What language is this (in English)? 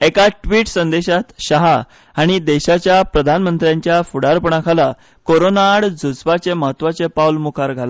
Konkani